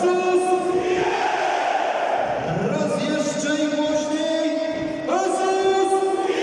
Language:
Polish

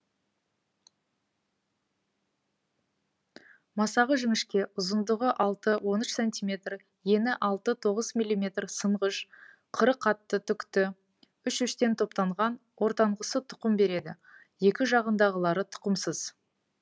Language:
Kazakh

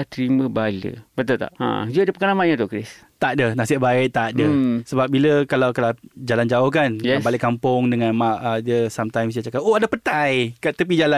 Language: Malay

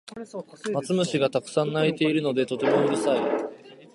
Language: Japanese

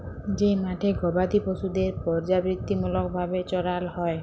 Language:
Bangla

